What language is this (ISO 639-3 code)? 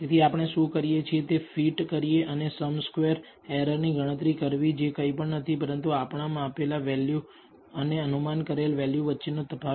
guj